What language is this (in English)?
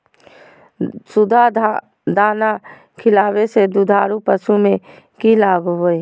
Magahi